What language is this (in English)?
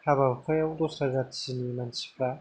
Bodo